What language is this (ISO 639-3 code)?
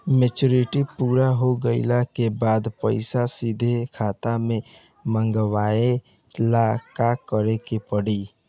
bho